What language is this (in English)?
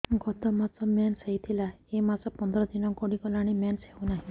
Odia